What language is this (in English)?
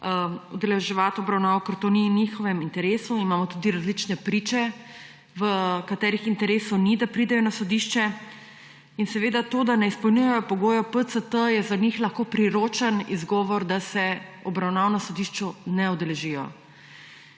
Slovenian